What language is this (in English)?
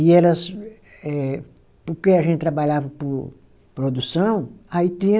Portuguese